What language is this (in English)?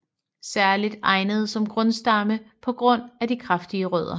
Danish